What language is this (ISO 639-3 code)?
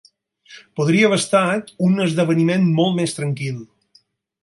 cat